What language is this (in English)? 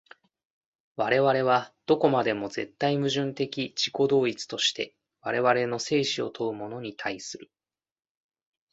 Japanese